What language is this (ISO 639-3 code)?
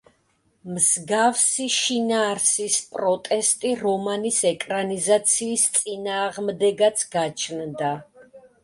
kat